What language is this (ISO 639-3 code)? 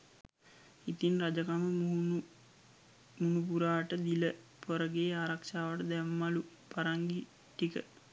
sin